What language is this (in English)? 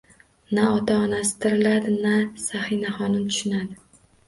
Uzbek